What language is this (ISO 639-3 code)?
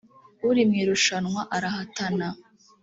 kin